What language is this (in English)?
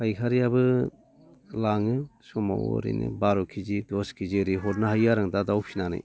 Bodo